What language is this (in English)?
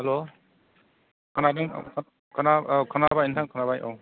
Bodo